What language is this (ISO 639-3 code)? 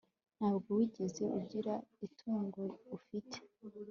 kin